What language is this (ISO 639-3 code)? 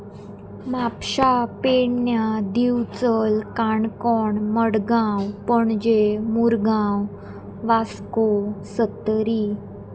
kok